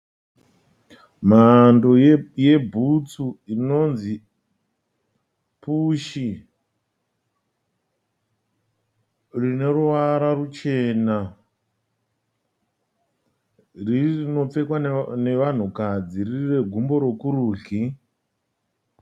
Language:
Shona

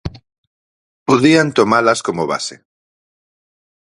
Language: Galician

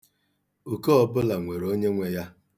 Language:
Igbo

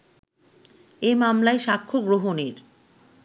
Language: Bangla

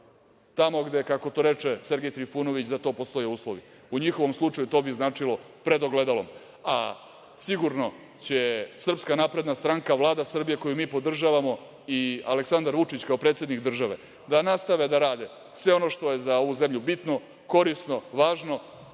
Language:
Serbian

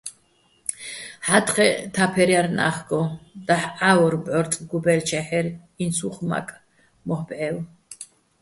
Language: Bats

